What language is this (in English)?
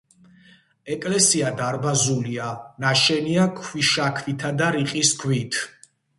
Georgian